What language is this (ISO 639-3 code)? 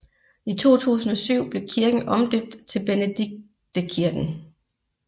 dan